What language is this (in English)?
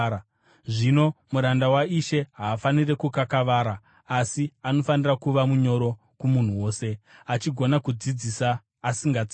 Shona